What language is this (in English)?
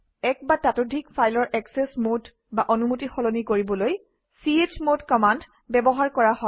Assamese